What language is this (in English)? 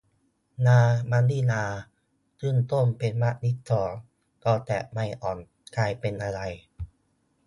Thai